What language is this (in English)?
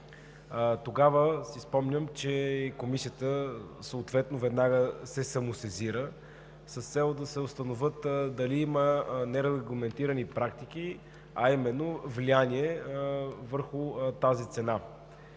Bulgarian